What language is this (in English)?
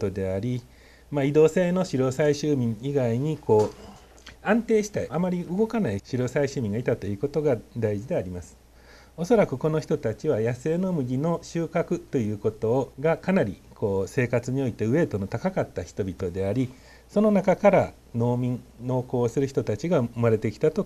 Japanese